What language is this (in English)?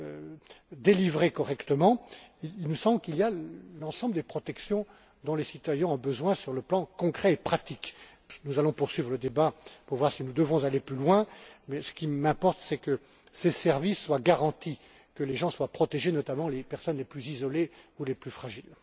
French